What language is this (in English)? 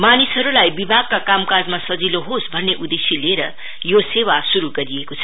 Nepali